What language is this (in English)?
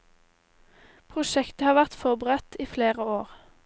Norwegian